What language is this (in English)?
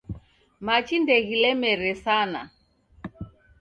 Taita